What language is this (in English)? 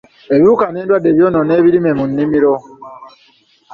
Ganda